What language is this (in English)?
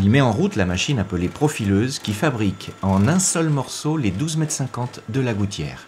French